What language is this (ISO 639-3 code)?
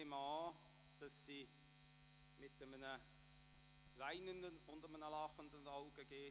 gsw